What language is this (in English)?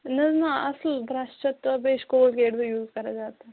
Kashmiri